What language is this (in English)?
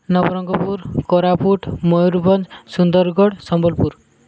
Odia